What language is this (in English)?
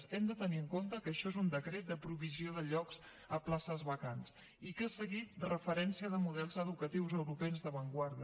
Catalan